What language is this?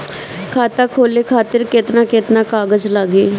Bhojpuri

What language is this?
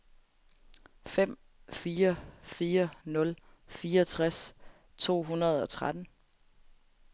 Danish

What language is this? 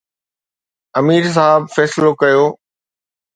Sindhi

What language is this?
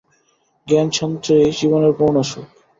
Bangla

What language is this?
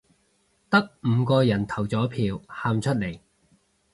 Cantonese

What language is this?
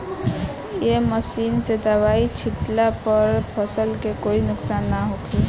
Bhojpuri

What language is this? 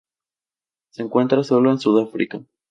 Spanish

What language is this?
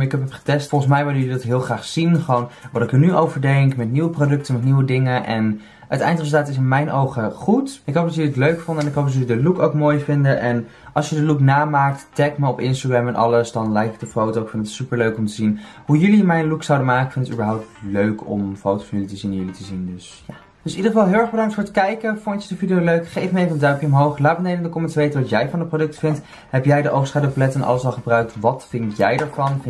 Dutch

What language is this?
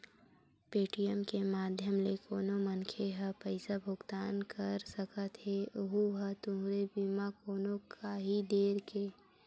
Chhattisgarhi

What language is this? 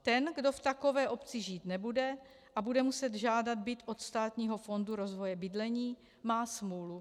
Czech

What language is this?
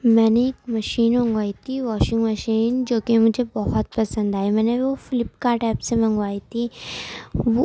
Urdu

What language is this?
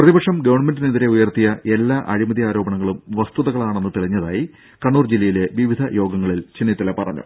Malayalam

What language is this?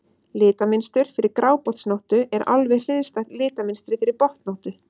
Icelandic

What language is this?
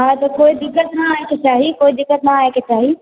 Maithili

